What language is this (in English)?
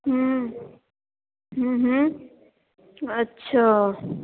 Maithili